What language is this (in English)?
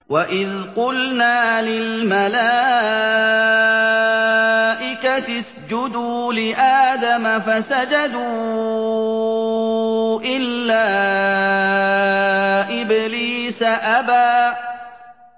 Arabic